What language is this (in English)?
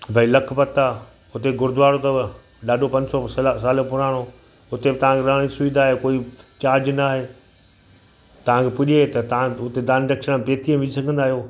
Sindhi